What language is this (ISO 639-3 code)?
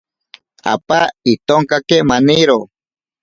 prq